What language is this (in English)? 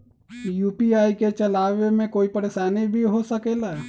Magahi